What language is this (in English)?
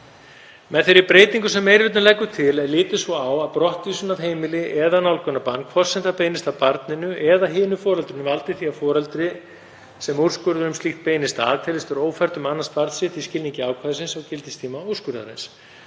Icelandic